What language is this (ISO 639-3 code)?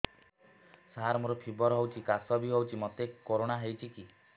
ori